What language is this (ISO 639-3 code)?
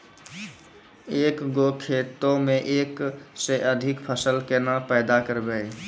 mai